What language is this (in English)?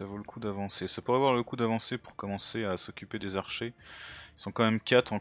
French